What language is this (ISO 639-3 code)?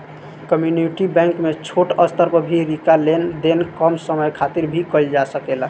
bho